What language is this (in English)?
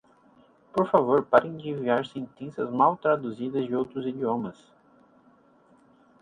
Portuguese